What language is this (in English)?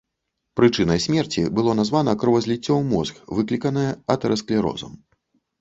Belarusian